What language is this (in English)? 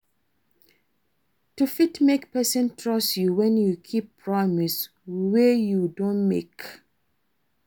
Nigerian Pidgin